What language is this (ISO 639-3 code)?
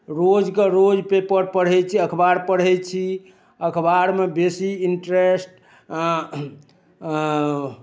mai